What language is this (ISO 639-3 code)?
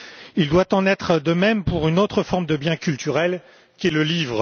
fra